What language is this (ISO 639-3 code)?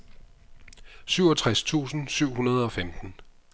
dan